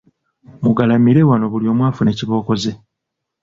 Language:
Ganda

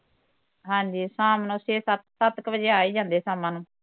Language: Punjabi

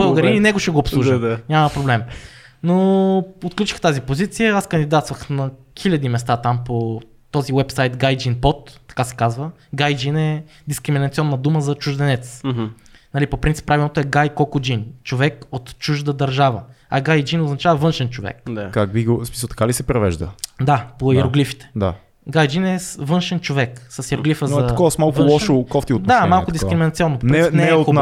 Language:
Bulgarian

